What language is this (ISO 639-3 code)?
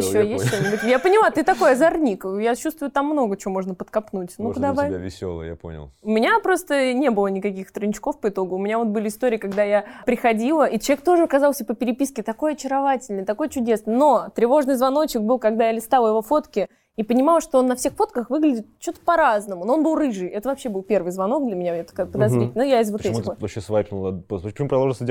rus